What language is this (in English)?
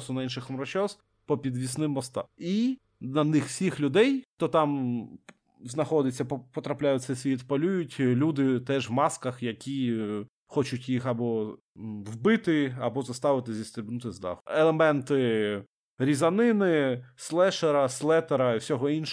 Ukrainian